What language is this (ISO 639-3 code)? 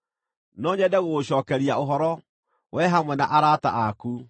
kik